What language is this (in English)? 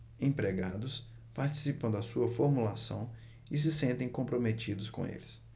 Portuguese